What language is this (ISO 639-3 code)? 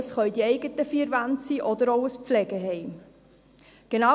gsw